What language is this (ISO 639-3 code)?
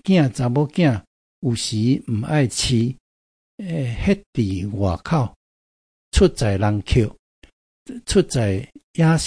zho